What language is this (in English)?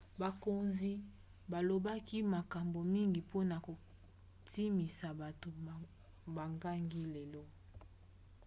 Lingala